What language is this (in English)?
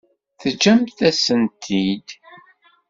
Kabyle